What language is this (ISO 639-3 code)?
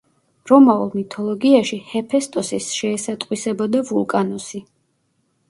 kat